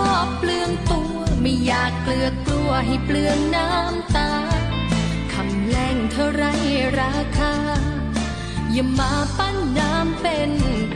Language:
Thai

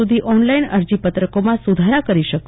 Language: Gujarati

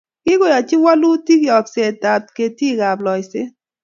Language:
Kalenjin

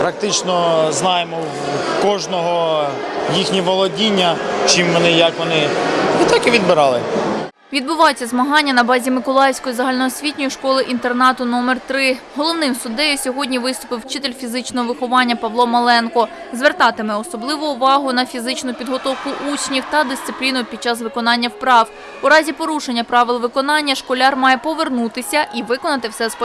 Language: Ukrainian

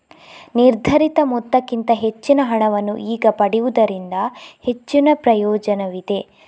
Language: Kannada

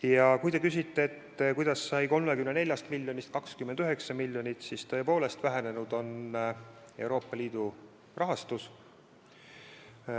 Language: Estonian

